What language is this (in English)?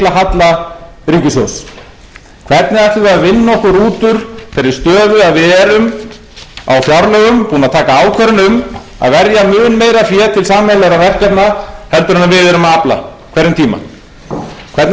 Icelandic